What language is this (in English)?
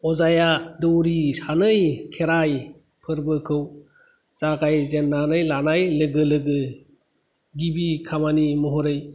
Bodo